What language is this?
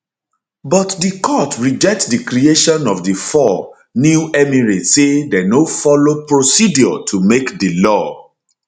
Nigerian Pidgin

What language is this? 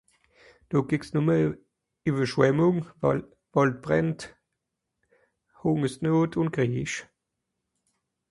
Swiss German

